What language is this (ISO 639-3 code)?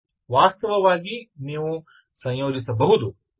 kan